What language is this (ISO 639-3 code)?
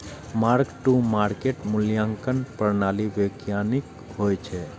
mai